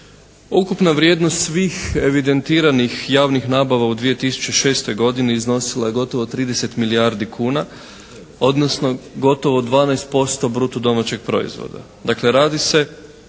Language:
Croatian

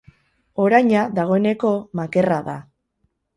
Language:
Basque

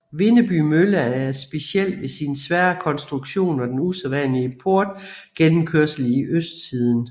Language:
Danish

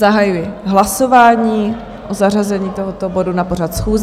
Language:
Czech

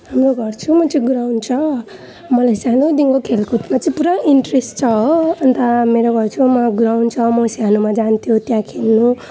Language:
Nepali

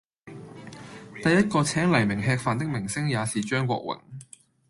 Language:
Cantonese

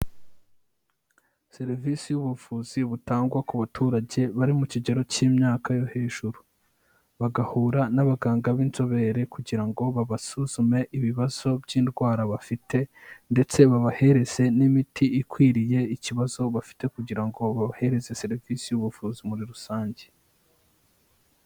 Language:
Kinyarwanda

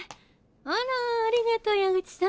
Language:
Japanese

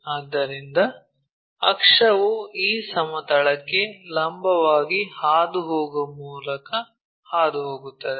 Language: Kannada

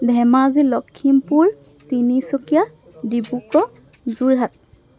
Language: Assamese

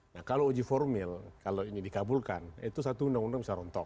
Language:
Indonesian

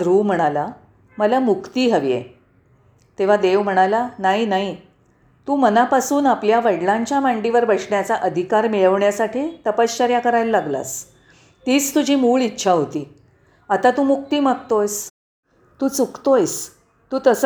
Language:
Marathi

